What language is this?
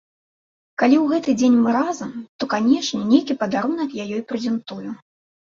Belarusian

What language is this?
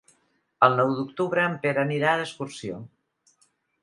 Catalan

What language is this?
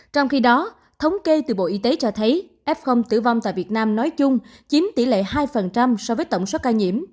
Vietnamese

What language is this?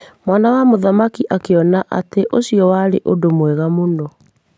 Kikuyu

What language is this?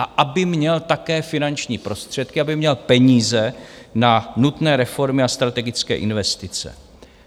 Czech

